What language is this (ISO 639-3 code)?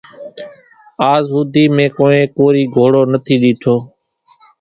gjk